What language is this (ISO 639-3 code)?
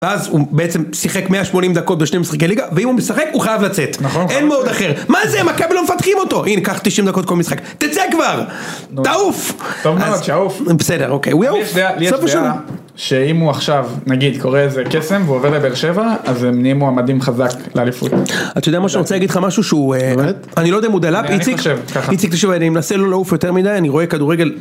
heb